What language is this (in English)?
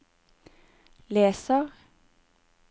Norwegian